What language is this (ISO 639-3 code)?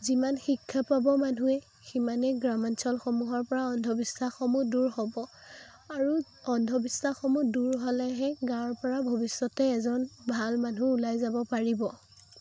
asm